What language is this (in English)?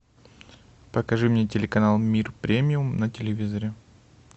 Russian